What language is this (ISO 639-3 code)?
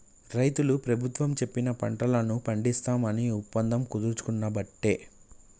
tel